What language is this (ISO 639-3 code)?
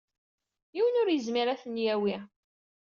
kab